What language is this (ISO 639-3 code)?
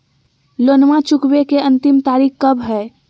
mag